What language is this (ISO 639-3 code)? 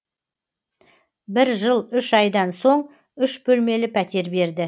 kaz